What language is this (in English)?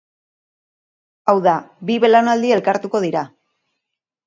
Basque